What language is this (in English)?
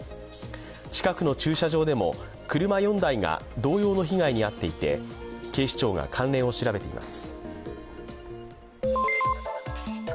Japanese